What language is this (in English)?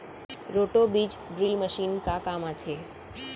Chhattisgarhi